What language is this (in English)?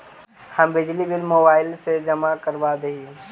Magahi